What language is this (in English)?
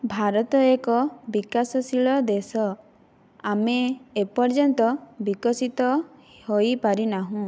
Odia